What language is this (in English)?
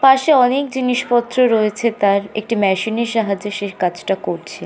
Bangla